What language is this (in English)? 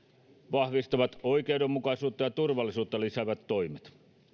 Finnish